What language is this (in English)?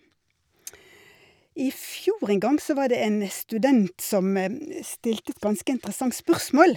Norwegian